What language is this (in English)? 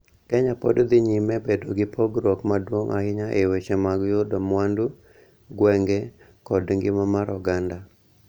Luo (Kenya and Tanzania)